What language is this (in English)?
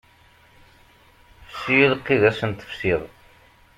Kabyle